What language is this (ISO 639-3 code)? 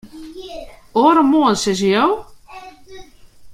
fry